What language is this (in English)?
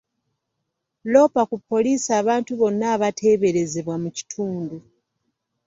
Ganda